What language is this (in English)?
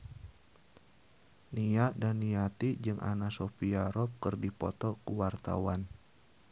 Sundanese